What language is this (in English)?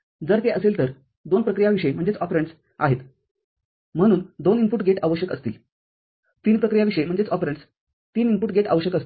Marathi